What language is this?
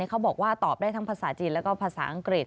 Thai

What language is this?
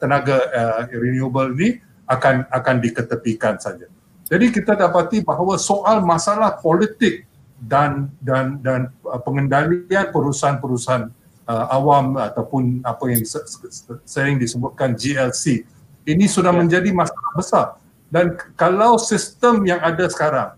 Malay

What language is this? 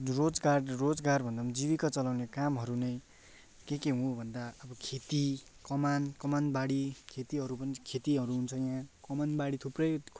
Nepali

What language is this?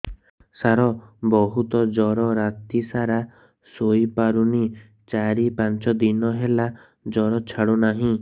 Odia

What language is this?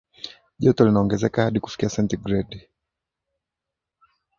Swahili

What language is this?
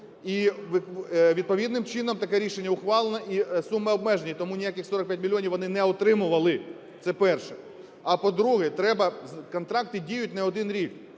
Ukrainian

